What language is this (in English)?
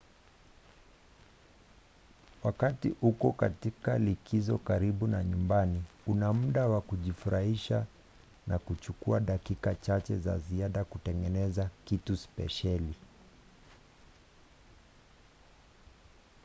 Swahili